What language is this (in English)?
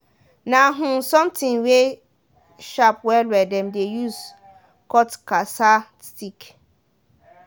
Nigerian Pidgin